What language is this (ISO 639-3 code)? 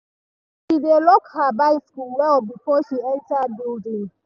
pcm